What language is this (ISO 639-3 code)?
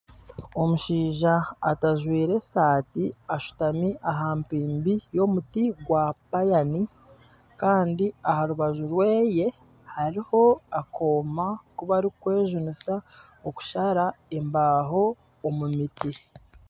nyn